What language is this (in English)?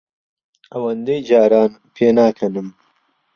Central Kurdish